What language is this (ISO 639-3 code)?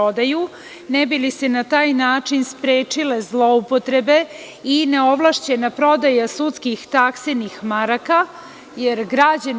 srp